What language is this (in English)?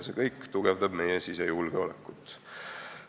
Estonian